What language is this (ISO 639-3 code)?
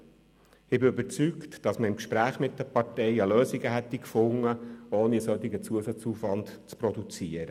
gsw